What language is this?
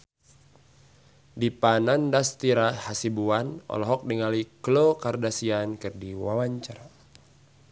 Sundanese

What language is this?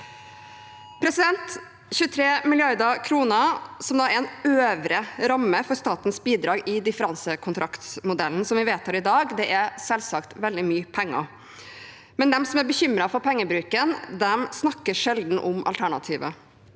Norwegian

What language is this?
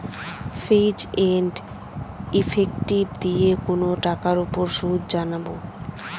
Bangla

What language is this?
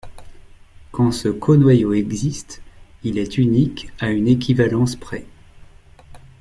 French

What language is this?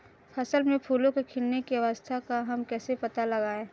Hindi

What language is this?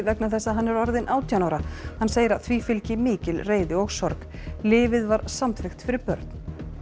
Icelandic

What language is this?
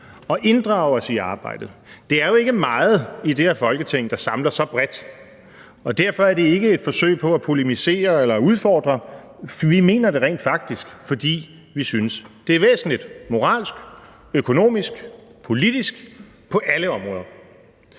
Danish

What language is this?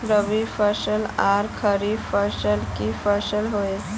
Magahi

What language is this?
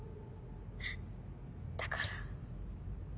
Japanese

